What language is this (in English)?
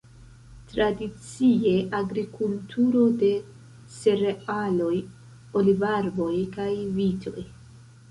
Esperanto